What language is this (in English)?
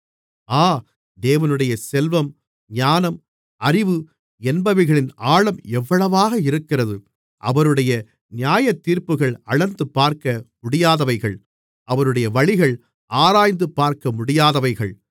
Tamil